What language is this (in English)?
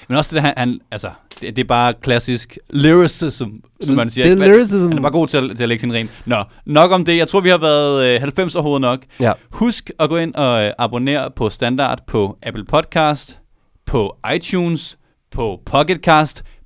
Danish